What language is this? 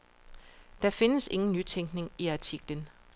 Danish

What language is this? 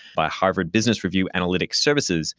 English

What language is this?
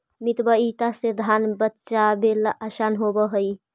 Magahi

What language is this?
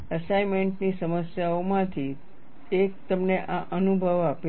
Gujarati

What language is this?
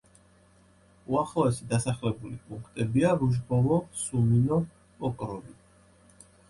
Georgian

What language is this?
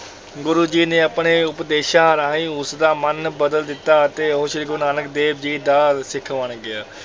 Punjabi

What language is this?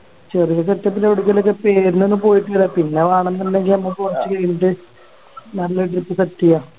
Malayalam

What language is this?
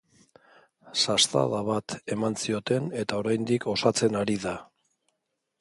Basque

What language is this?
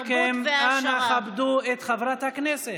Hebrew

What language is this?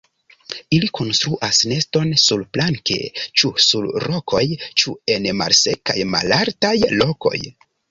Esperanto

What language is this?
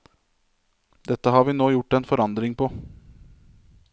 Norwegian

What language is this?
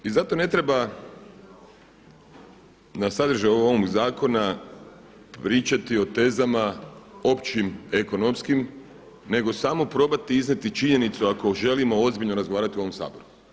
Croatian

